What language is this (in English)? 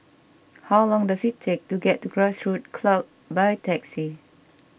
English